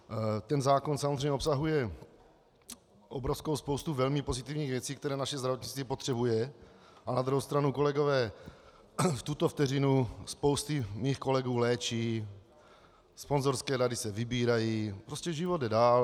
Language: Czech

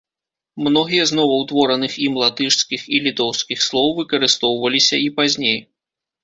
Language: Belarusian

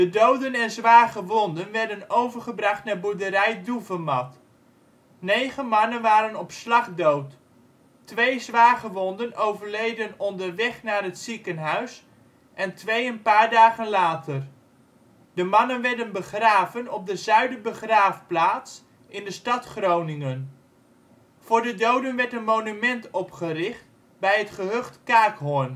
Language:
Dutch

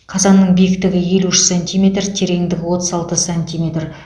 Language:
Kazakh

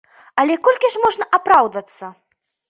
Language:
Belarusian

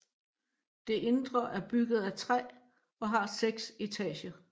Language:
Danish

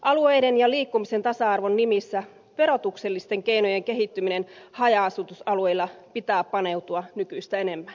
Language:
Finnish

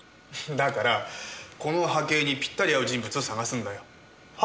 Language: Japanese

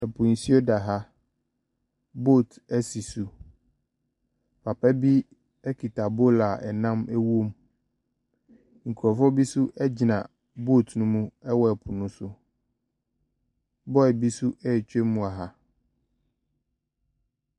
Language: Akan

